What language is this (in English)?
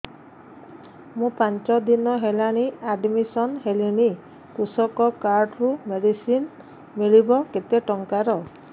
Odia